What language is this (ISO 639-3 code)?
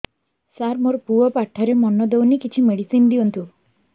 ori